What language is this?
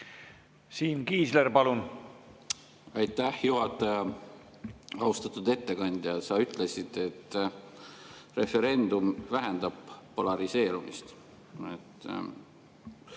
Estonian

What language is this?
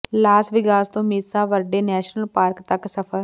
Punjabi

